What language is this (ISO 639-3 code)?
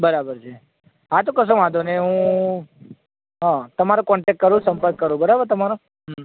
guj